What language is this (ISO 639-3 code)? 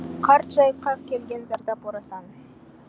kaz